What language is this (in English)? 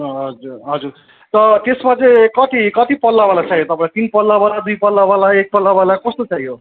Nepali